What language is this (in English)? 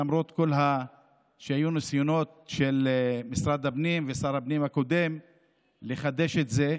Hebrew